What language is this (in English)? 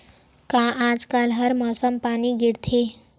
Chhattisgarhi